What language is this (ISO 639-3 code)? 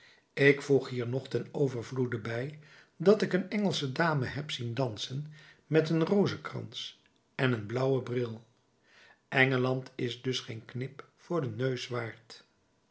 nld